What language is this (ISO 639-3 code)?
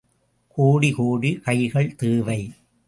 tam